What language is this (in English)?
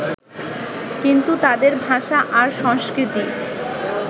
Bangla